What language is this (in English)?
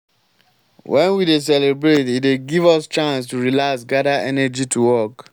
Nigerian Pidgin